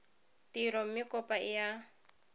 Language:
Tswana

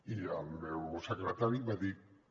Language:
Catalan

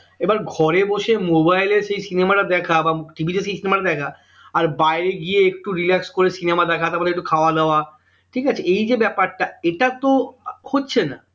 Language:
Bangla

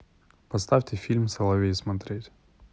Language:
Russian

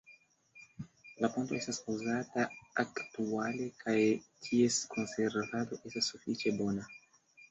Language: Esperanto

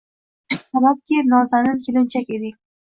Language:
Uzbek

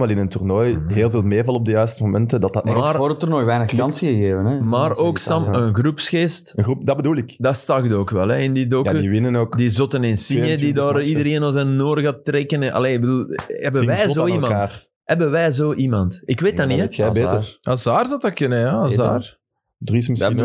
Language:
Dutch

